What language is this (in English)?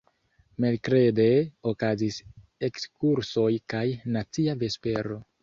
Esperanto